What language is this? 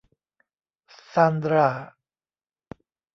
Thai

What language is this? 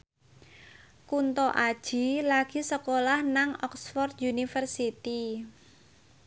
Javanese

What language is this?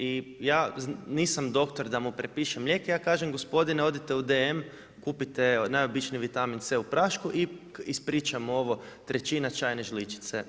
Croatian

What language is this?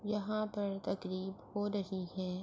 Urdu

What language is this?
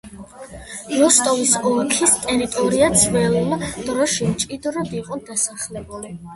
Georgian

